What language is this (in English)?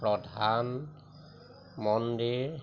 Assamese